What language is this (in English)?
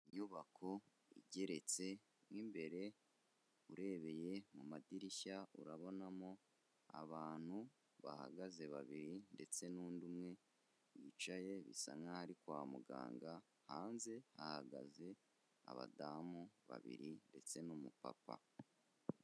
Kinyarwanda